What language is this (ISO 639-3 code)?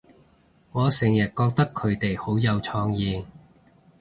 yue